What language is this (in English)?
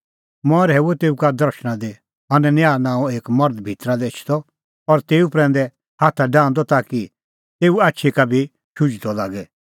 Kullu Pahari